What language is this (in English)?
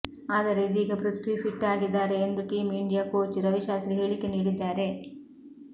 Kannada